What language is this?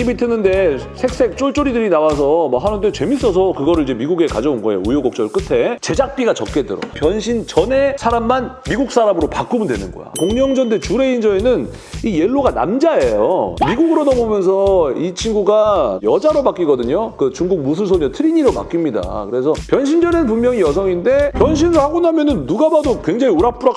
Korean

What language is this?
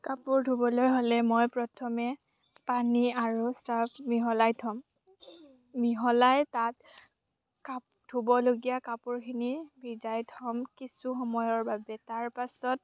Assamese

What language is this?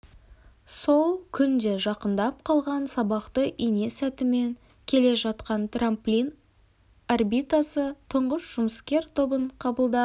Kazakh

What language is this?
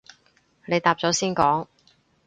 Cantonese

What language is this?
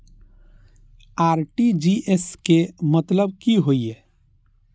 Maithili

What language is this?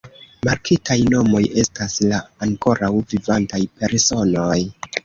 Esperanto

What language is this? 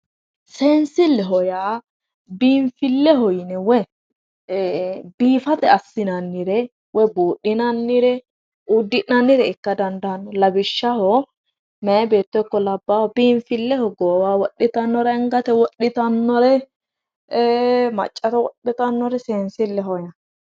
Sidamo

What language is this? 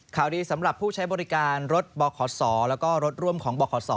Thai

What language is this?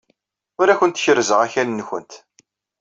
Kabyle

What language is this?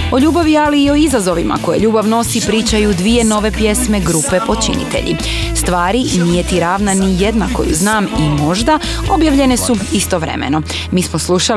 Croatian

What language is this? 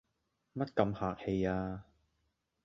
Cantonese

